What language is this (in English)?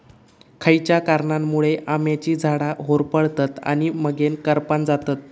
Marathi